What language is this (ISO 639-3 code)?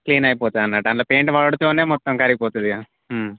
tel